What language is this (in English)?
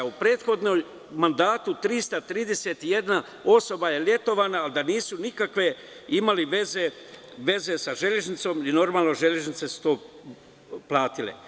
Serbian